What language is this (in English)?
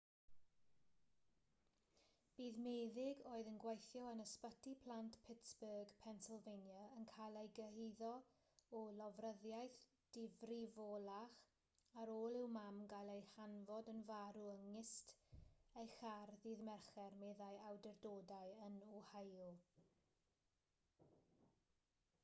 Welsh